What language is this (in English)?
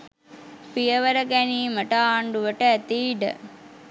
Sinhala